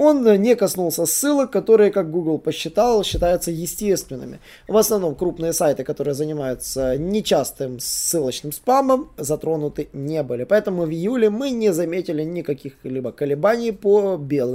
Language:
Russian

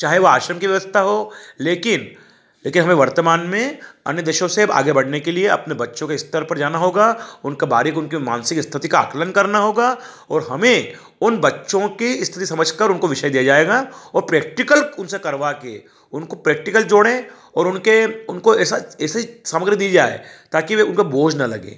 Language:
Hindi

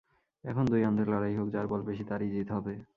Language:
Bangla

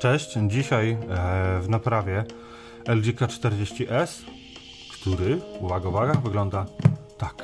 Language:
Polish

